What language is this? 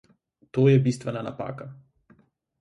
Slovenian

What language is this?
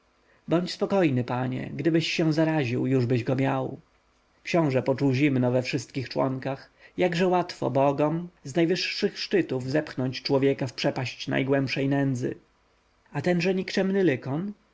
Polish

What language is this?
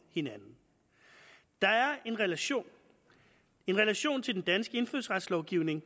Danish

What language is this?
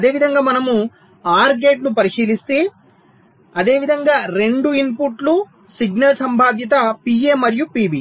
Telugu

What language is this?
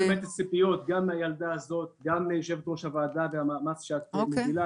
Hebrew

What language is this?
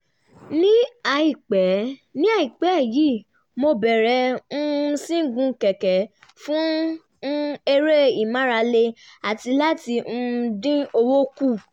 Yoruba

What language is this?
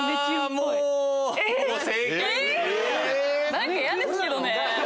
Japanese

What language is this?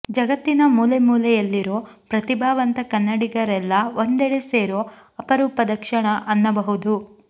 Kannada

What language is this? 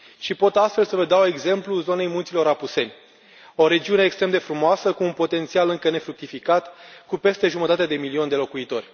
Romanian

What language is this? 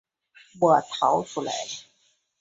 Chinese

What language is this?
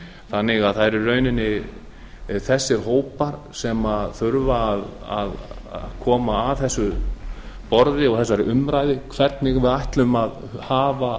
Icelandic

